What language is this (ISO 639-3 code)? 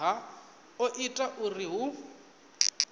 ven